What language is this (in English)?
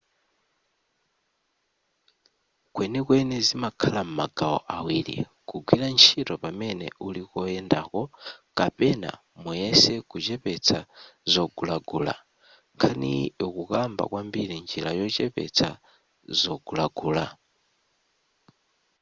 Nyanja